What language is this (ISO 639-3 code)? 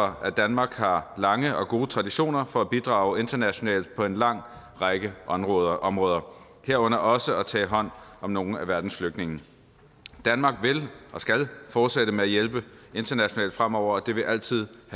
dan